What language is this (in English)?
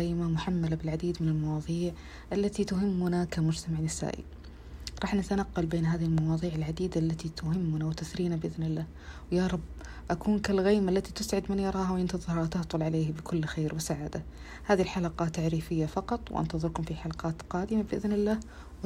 Arabic